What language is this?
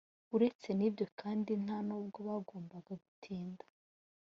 Kinyarwanda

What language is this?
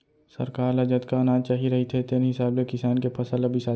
Chhattisgarhi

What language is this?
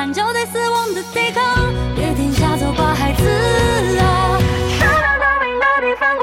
Chinese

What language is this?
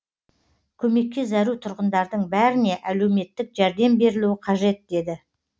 Kazakh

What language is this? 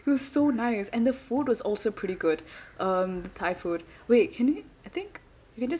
English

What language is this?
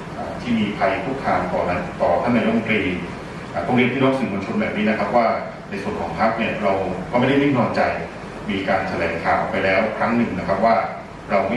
Thai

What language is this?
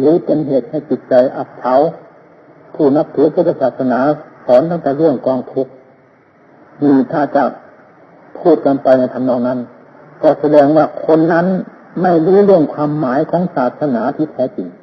Thai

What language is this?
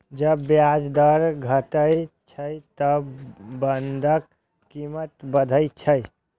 Maithili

